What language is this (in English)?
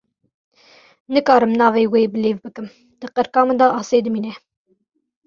Kurdish